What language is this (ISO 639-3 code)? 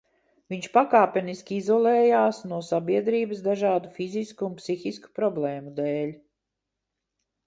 lav